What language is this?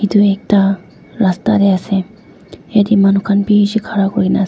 Naga Pidgin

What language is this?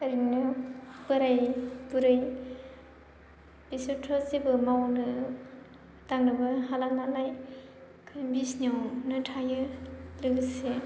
Bodo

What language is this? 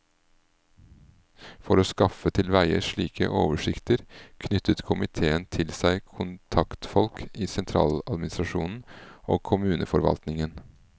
Norwegian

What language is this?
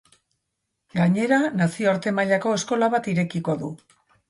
Basque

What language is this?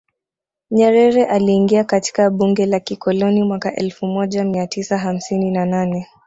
Swahili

